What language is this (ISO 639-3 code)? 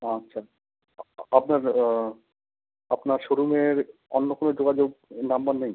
ben